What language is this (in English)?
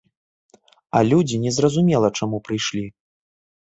Belarusian